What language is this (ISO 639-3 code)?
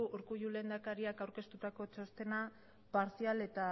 eus